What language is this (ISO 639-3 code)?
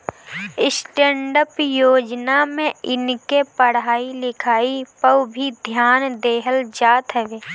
bho